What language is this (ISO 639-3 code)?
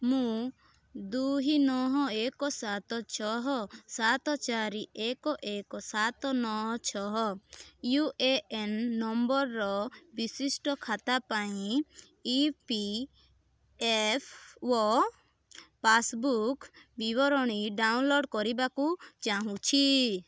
ori